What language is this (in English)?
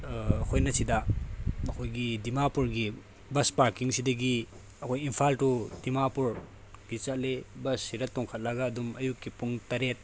Manipuri